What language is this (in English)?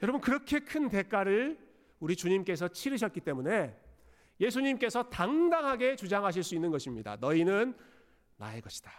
Korean